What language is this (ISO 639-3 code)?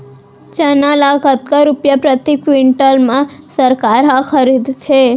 hne